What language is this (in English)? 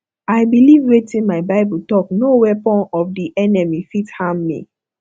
Nigerian Pidgin